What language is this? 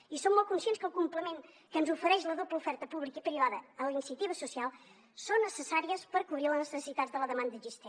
Catalan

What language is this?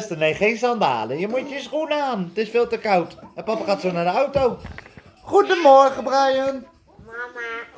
Dutch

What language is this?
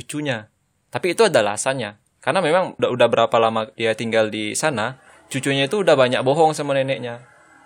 Indonesian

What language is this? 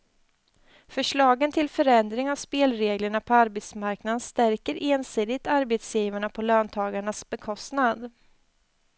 Swedish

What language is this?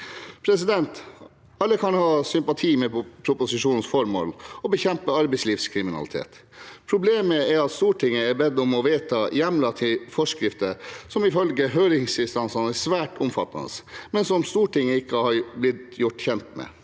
Norwegian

